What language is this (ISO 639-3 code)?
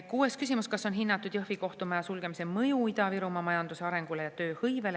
est